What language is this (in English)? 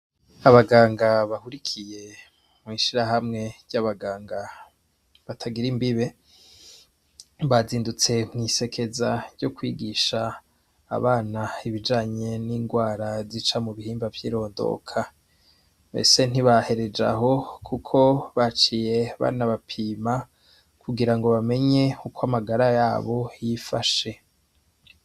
Rundi